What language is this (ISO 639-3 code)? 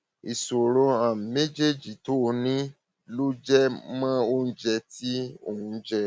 yor